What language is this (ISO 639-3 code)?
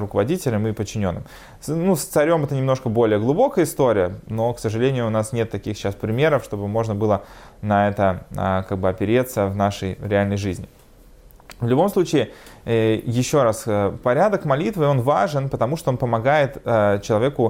rus